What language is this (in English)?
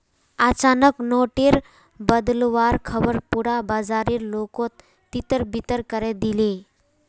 Magahi